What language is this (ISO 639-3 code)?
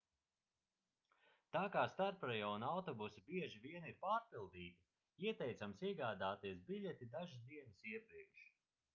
lav